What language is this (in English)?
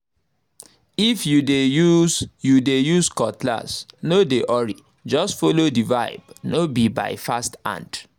Nigerian Pidgin